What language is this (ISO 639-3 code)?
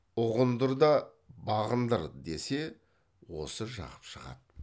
kaz